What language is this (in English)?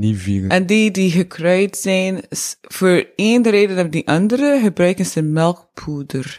Dutch